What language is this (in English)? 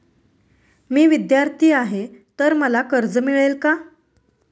Marathi